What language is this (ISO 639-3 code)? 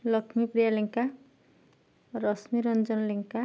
ori